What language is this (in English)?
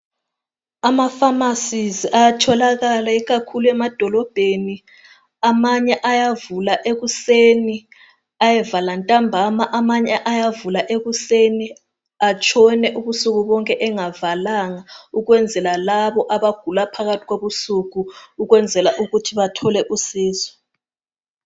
North Ndebele